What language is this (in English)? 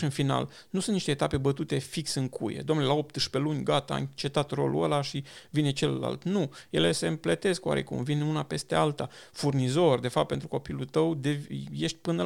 Romanian